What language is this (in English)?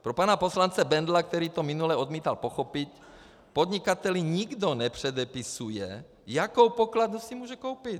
Czech